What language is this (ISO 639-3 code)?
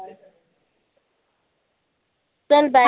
mar